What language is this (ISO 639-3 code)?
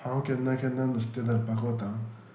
kok